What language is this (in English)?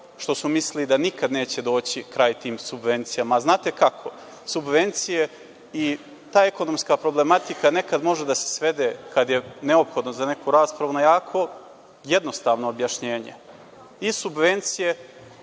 Serbian